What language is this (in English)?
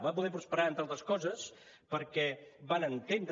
Catalan